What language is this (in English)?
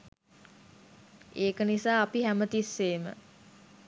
Sinhala